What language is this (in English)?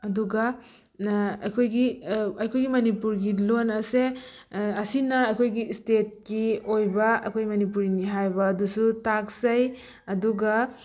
Manipuri